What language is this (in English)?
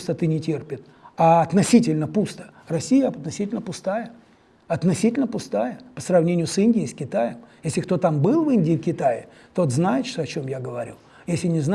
Russian